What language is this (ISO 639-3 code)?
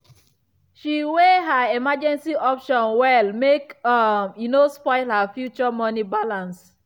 pcm